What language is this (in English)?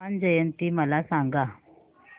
Marathi